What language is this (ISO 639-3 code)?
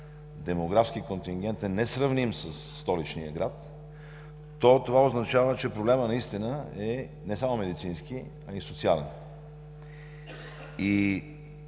bul